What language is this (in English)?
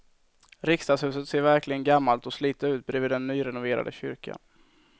Swedish